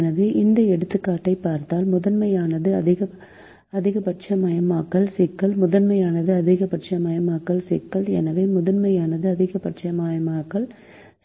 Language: Tamil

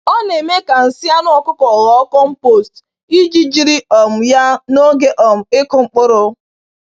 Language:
Igbo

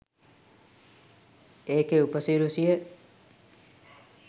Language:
Sinhala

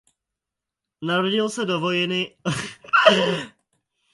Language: Czech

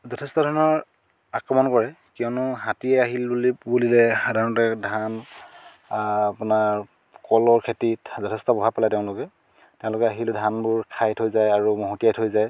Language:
Assamese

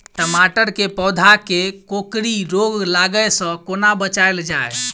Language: Maithili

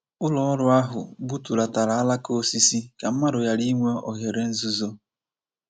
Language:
Igbo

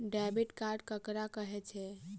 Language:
Maithili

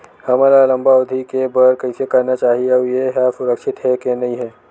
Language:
Chhattisgarhi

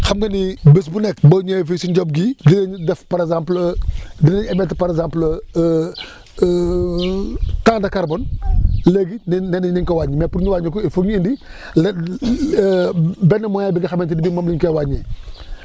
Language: Wolof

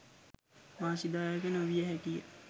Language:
Sinhala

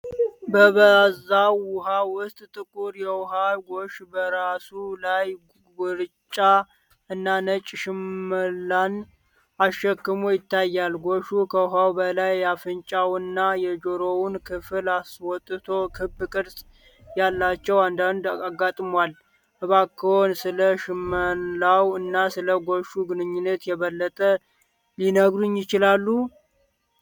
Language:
Amharic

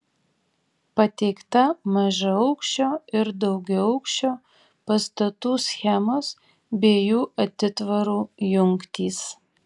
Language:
Lithuanian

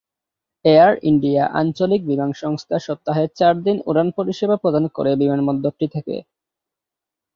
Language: Bangla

